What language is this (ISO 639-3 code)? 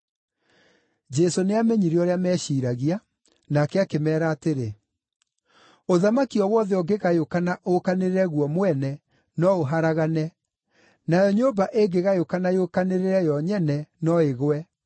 kik